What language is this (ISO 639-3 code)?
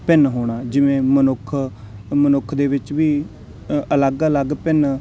pan